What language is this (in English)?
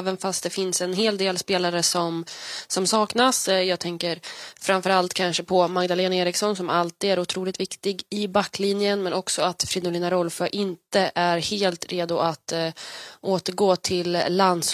Swedish